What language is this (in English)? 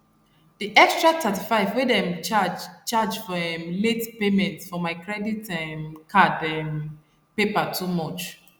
Nigerian Pidgin